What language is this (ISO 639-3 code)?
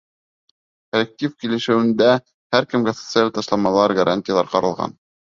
bak